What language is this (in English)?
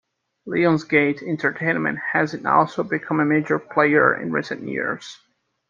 English